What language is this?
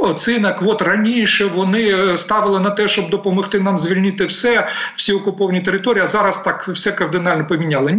Ukrainian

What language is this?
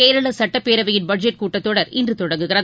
Tamil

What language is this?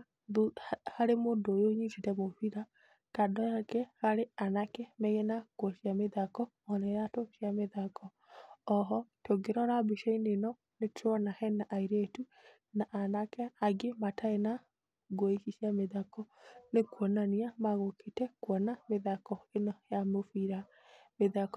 Kikuyu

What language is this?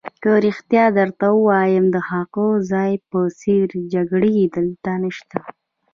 Pashto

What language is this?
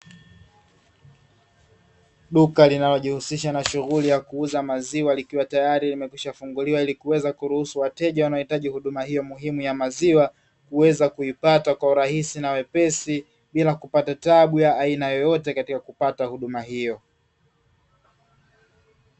Swahili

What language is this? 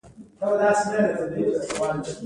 Pashto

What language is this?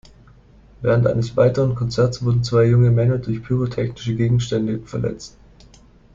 German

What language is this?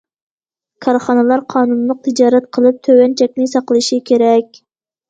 Uyghur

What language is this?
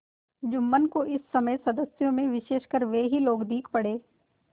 Hindi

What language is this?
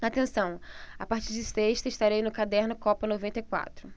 Portuguese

